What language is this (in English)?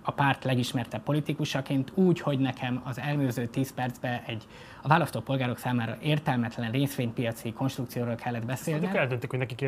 Hungarian